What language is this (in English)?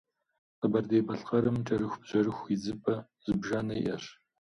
Kabardian